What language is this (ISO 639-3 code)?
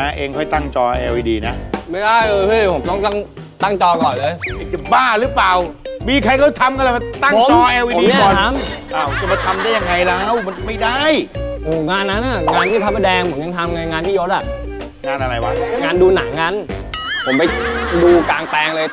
tha